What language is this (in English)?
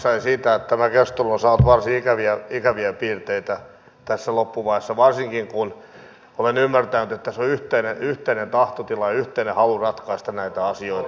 Finnish